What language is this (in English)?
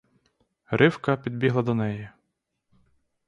Ukrainian